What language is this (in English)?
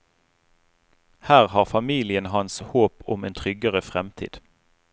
Norwegian